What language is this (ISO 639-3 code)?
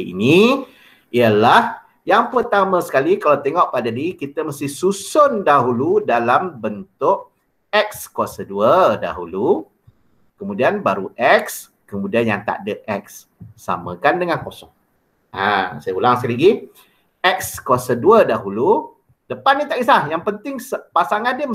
msa